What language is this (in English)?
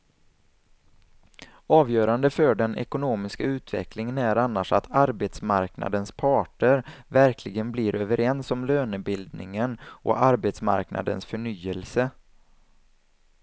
Swedish